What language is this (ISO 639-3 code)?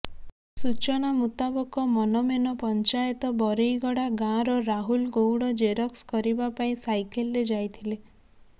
ori